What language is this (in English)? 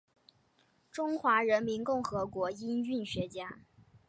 Chinese